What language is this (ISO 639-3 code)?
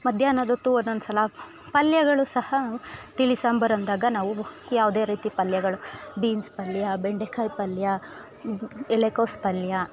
kan